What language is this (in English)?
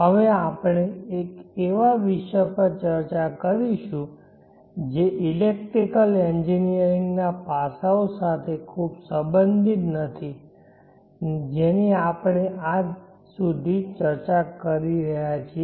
Gujarati